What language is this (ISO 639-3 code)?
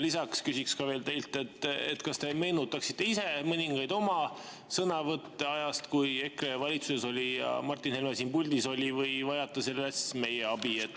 est